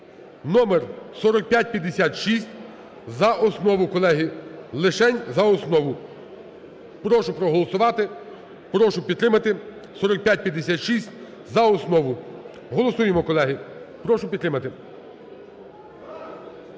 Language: Ukrainian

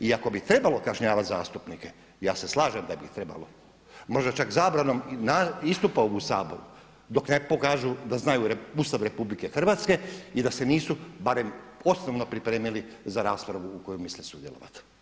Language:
Croatian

